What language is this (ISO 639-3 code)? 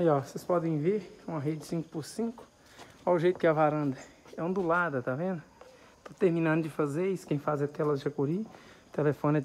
por